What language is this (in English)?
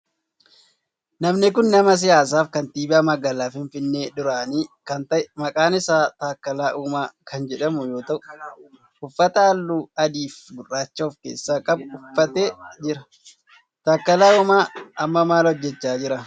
Oromo